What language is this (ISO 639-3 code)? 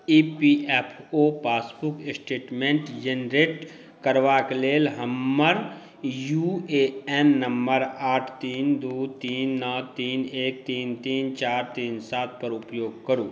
mai